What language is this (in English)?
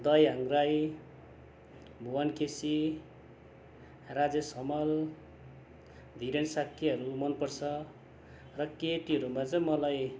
Nepali